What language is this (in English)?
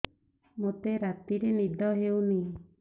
Odia